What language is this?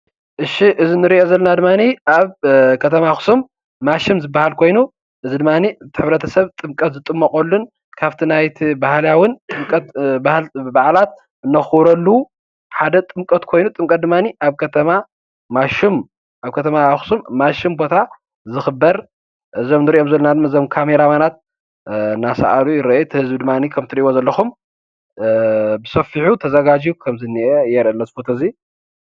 Tigrinya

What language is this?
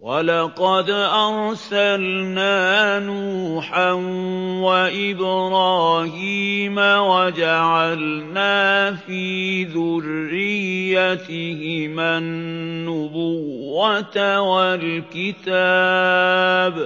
Arabic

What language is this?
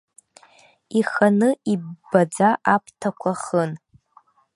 Abkhazian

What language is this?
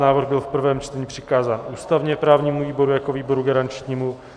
Czech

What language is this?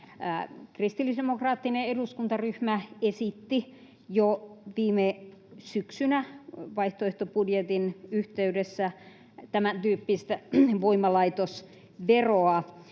Finnish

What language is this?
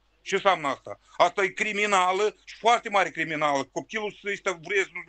Romanian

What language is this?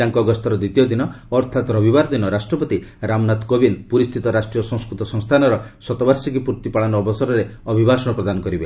Odia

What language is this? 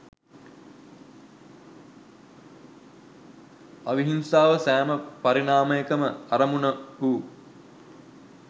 Sinhala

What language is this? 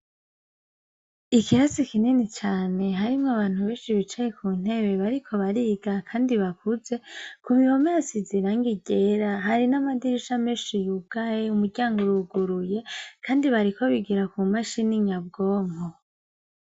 Rundi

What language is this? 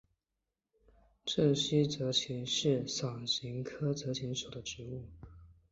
Chinese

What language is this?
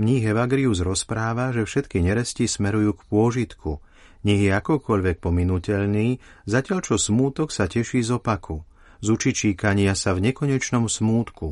Slovak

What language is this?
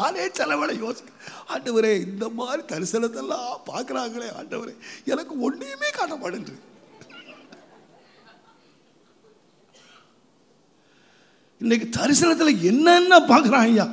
Romanian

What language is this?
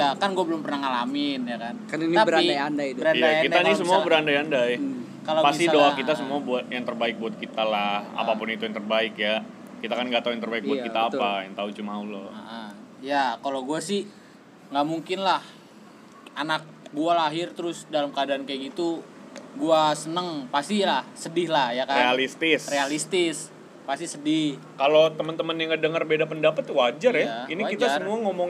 Indonesian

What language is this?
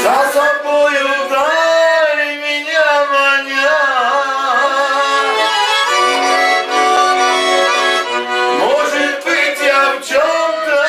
Romanian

